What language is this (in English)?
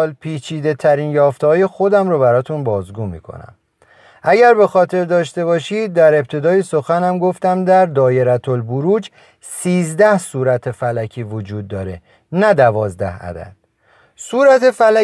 Persian